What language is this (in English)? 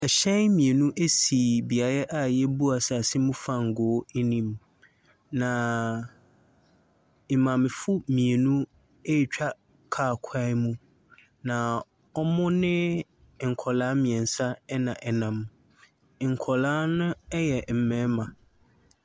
Akan